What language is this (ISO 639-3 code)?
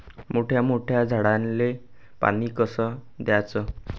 mar